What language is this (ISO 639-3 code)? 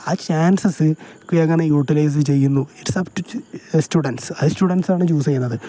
mal